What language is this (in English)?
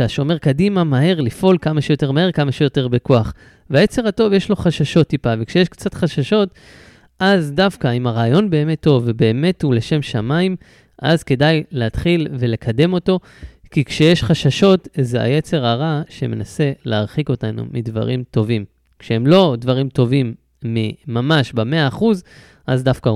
Hebrew